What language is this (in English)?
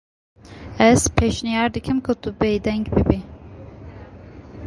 Kurdish